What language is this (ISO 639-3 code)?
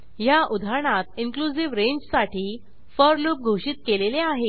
mar